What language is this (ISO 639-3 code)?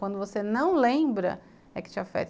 por